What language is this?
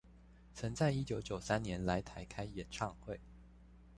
Chinese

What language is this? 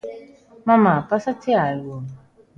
Galician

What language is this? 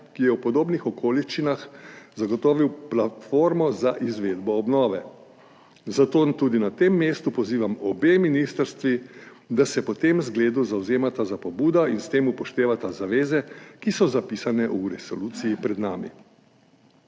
Slovenian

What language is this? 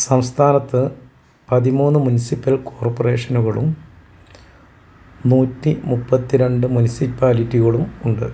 Malayalam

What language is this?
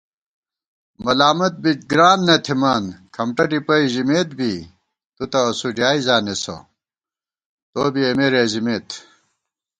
Gawar-Bati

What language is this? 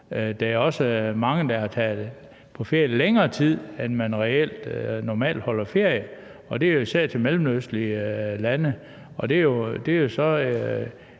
Danish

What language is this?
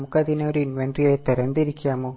Malayalam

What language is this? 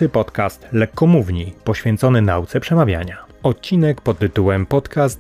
Polish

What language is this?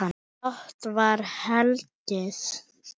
Icelandic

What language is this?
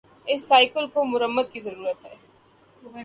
Urdu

